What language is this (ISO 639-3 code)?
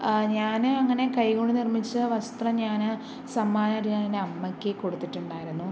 mal